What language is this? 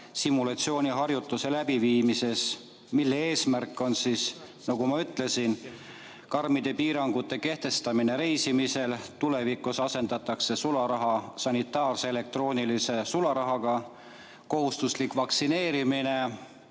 Estonian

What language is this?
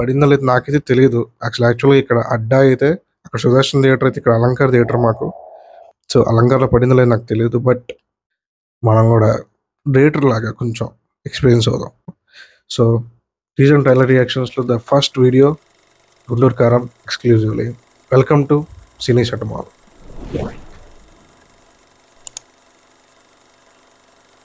Telugu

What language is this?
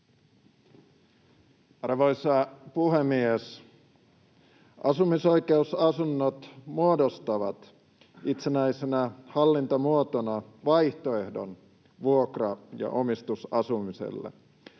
Finnish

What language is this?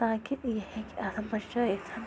Kashmiri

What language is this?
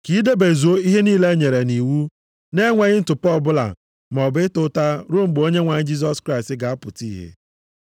Igbo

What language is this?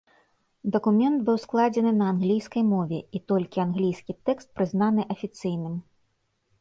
Belarusian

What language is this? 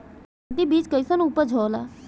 Bhojpuri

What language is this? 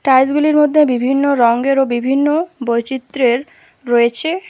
Bangla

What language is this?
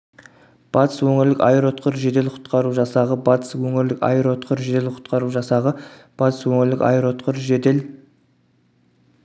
Kazakh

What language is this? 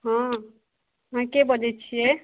Maithili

